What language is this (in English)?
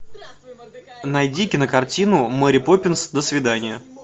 Russian